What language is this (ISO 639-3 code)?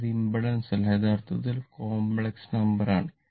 mal